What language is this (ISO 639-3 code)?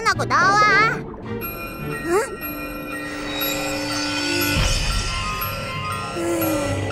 kor